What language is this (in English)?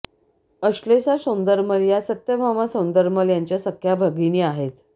Marathi